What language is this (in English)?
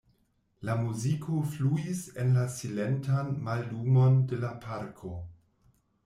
Esperanto